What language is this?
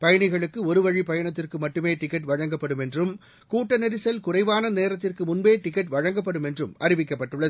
Tamil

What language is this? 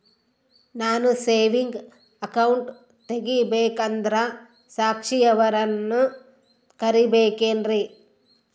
Kannada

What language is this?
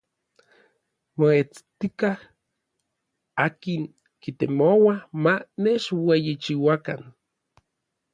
Orizaba Nahuatl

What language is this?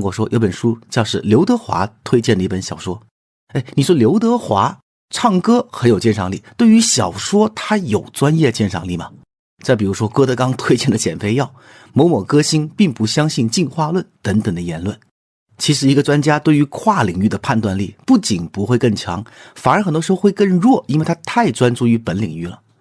Chinese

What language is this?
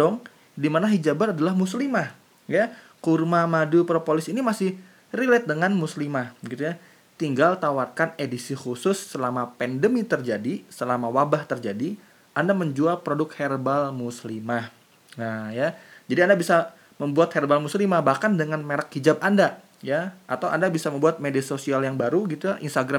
Indonesian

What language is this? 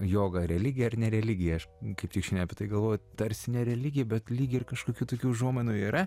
Lithuanian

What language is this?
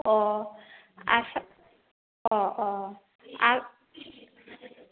Bodo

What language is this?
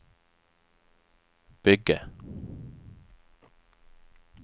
Norwegian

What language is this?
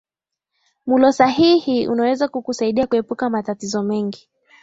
Swahili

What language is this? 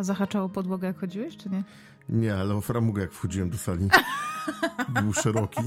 Polish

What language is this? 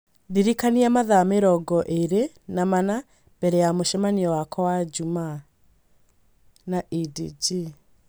Kikuyu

